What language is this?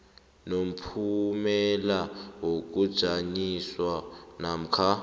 South Ndebele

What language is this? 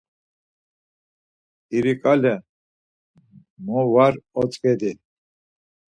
Laz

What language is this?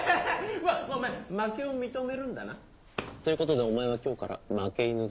Japanese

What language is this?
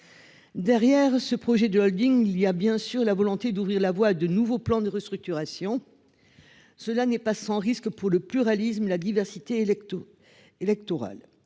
French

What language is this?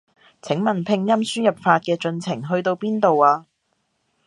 Cantonese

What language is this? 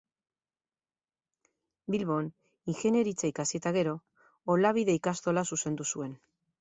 Basque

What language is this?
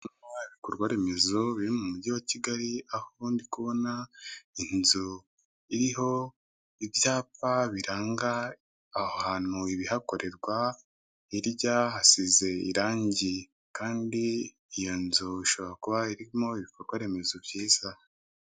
Kinyarwanda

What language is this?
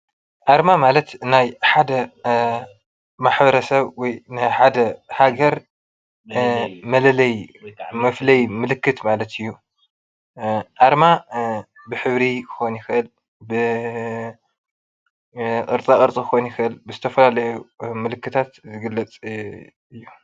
Tigrinya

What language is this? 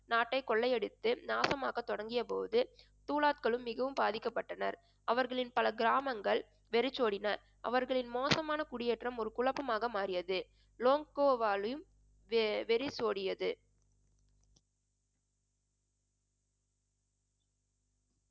Tamil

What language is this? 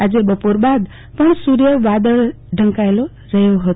Gujarati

